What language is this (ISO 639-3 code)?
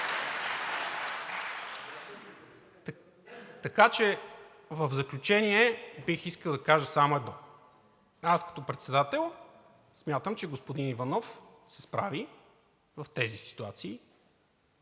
bul